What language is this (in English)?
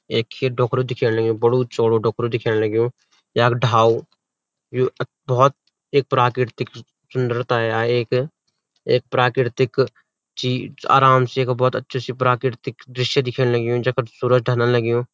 Garhwali